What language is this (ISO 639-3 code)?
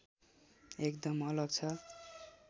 nep